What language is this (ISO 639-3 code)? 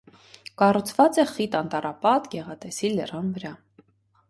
hye